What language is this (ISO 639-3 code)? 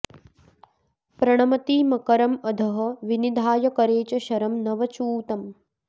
san